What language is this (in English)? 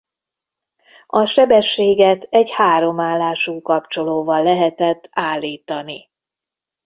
Hungarian